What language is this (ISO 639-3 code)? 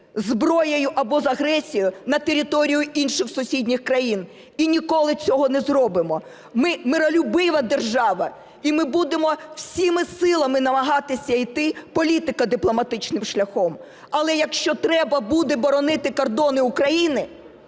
ukr